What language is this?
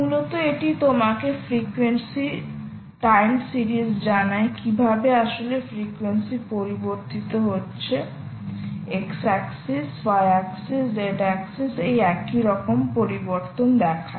Bangla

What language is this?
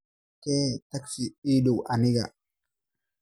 Somali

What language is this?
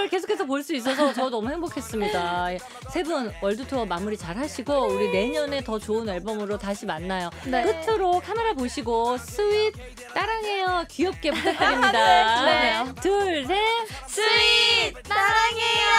Korean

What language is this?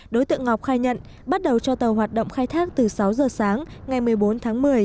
Vietnamese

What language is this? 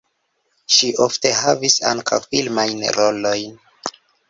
Esperanto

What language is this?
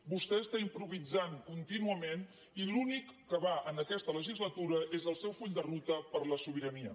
Catalan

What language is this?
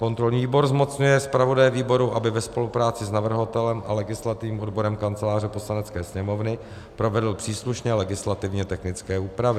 Czech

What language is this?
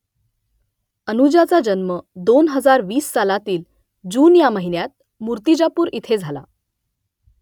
Marathi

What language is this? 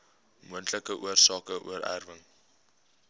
Afrikaans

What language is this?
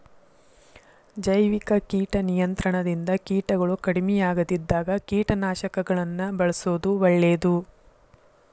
Kannada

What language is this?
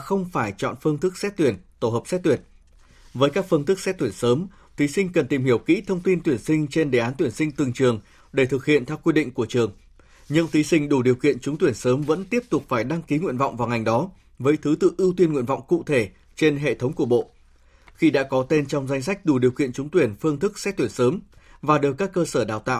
Vietnamese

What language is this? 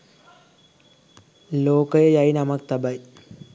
Sinhala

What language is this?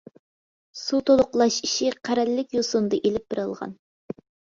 Uyghur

